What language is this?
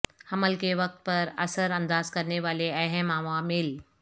Urdu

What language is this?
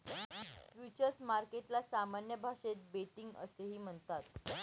Marathi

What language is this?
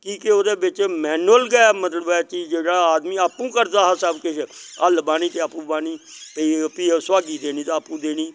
Dogri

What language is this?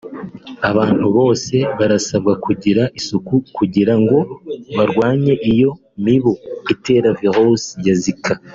Kinyarwanda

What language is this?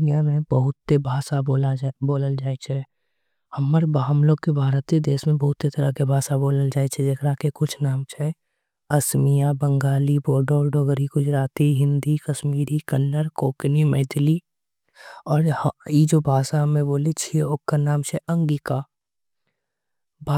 Angika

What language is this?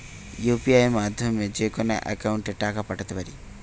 Bangla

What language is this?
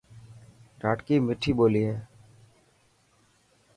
Dhatki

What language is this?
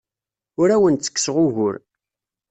Kabyle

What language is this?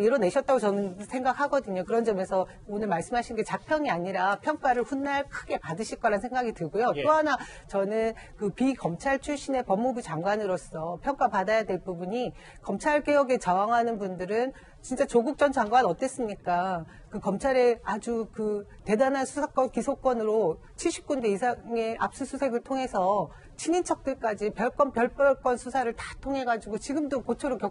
Korean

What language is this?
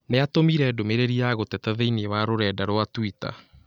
Kikuyu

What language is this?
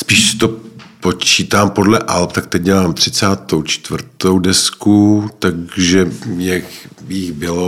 Czech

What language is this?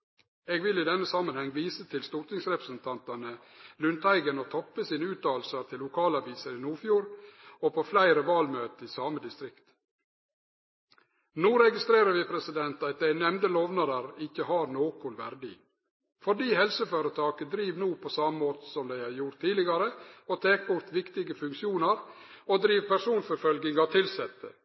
Norwegian Nynorsk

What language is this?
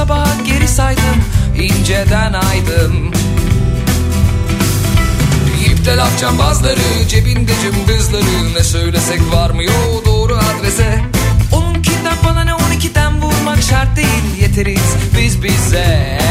Turkish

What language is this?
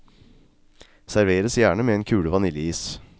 Norwegian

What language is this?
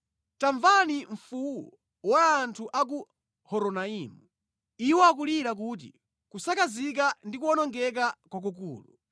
Nyanja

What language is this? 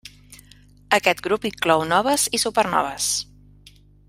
Catalan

